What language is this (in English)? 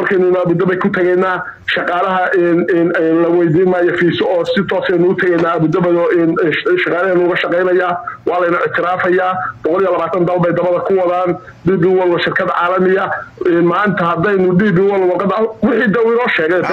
Arabic